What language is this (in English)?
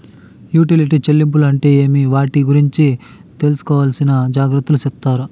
Telugu